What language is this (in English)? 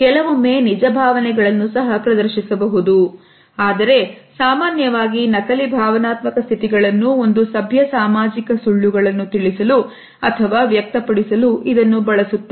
Kannada